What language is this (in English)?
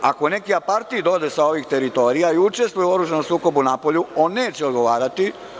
Serbian